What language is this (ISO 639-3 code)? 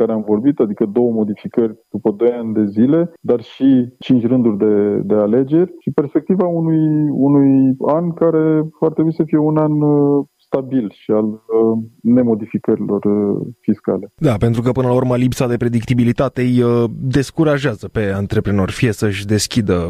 ron